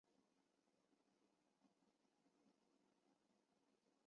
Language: Chinese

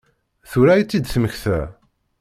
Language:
Kabyle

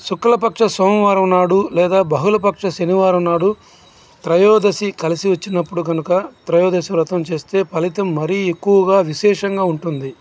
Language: Telugu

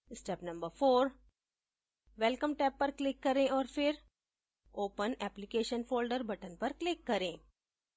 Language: Hindi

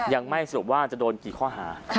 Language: Thai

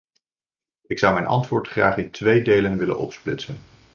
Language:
Dutch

